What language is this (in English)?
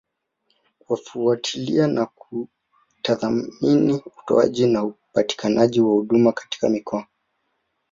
Swahili